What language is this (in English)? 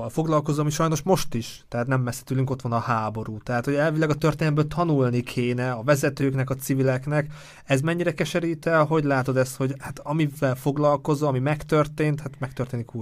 Hungarian